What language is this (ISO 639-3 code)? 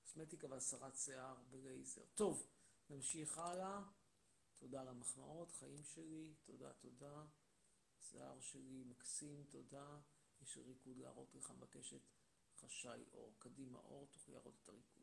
heb